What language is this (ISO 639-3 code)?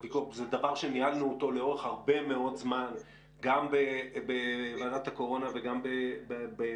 heb